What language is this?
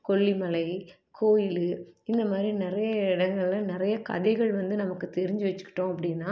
Tamil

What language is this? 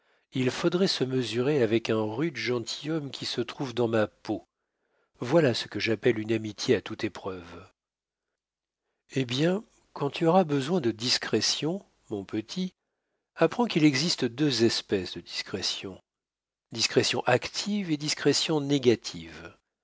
French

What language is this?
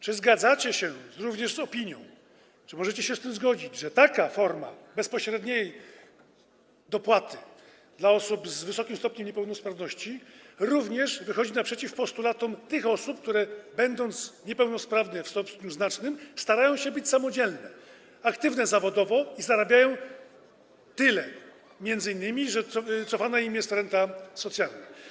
Polish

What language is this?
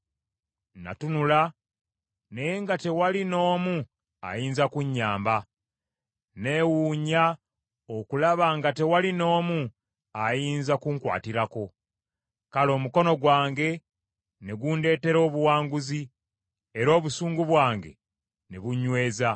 Ganda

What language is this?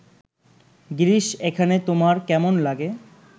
Bangla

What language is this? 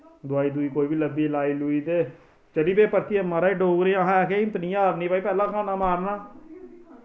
Dogri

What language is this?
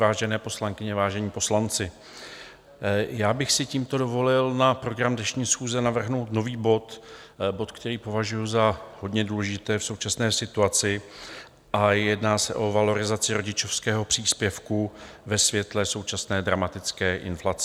Czech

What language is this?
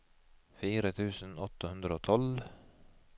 Norwegian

